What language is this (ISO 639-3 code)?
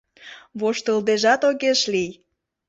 chm